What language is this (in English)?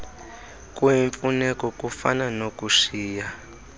Xhosa